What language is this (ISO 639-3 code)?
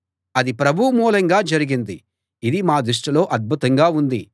tel